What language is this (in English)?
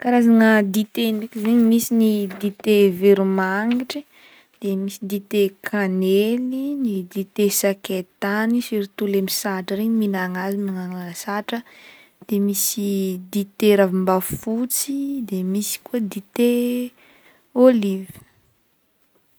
Northern Betsimisaraka Malagasy